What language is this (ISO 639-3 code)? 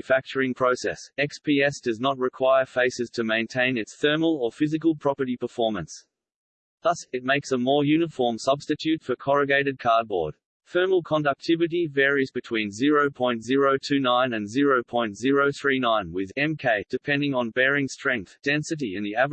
eng